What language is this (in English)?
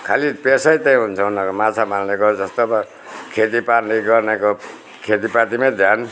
Nepali